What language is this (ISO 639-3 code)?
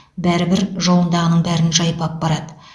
kaz